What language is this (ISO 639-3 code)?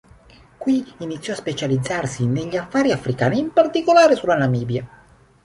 ita